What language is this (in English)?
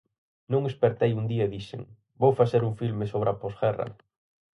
Galician